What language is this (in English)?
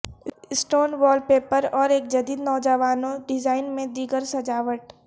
Urdu